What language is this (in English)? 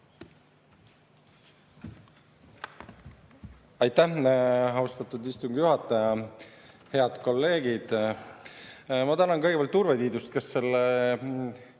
Estonian